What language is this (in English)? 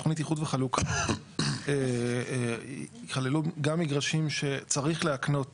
Hebrew